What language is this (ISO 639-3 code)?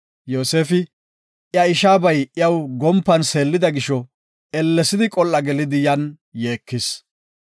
gof